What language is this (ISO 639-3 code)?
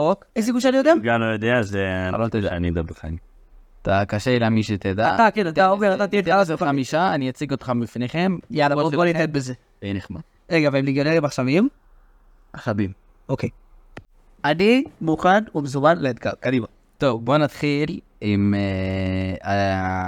heb